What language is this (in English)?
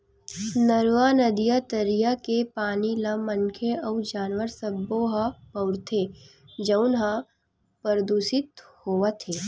Chhattisgarhi